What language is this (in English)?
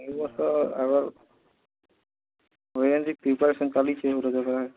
Odia